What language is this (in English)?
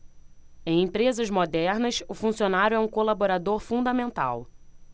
Portuguese